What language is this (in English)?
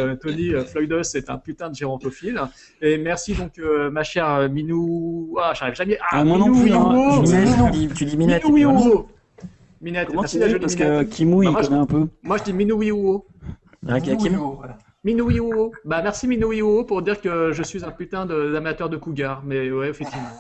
French